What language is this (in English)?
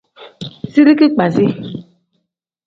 Tem